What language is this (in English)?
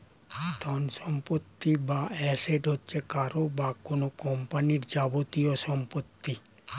Bangla